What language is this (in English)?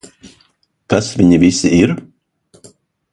Latvian